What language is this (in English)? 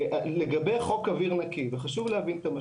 Hebrew